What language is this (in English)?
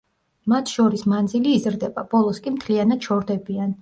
Georgian